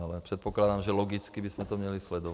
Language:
Czech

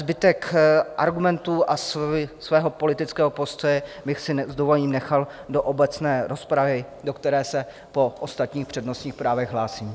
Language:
Czech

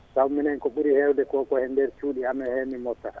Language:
Fula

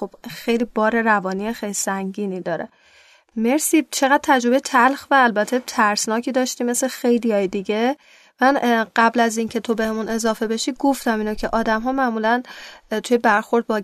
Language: Persian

